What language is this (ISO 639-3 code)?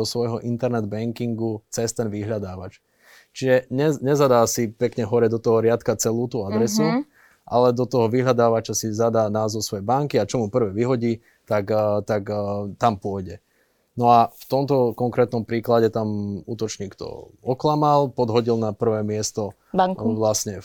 slk